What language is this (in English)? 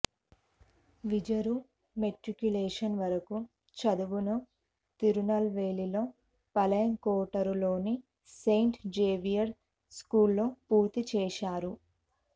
Telugu